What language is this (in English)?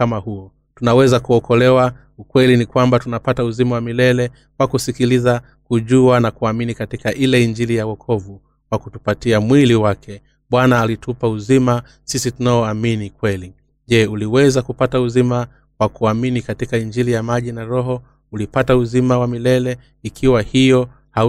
Swahili